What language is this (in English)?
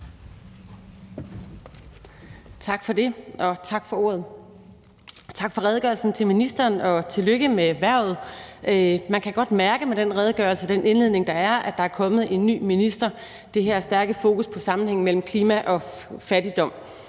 Danish